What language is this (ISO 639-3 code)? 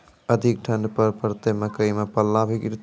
mai